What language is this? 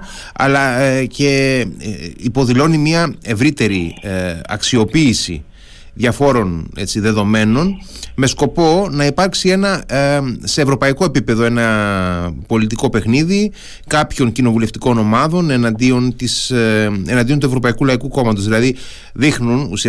Greek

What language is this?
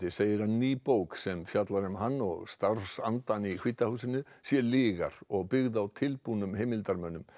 Icelandic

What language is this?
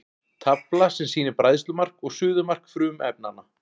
Icelandic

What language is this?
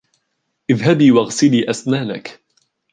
Arabic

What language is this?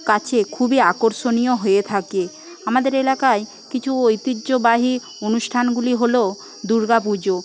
Bangla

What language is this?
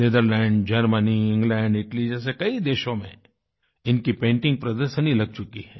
Hindi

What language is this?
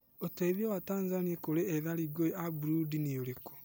Kikuyu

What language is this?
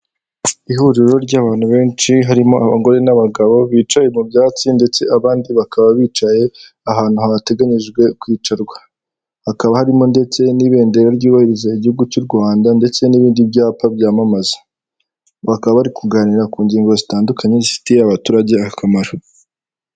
Kinyarwanda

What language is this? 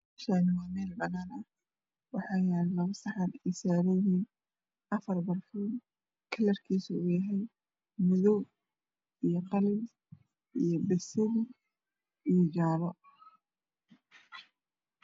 Somali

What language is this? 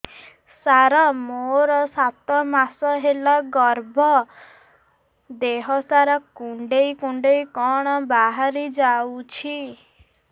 Odia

